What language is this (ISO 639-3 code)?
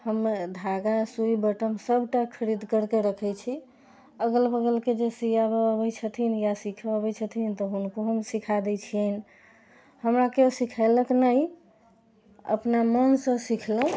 mai